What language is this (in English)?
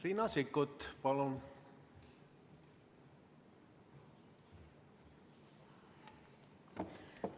Estonian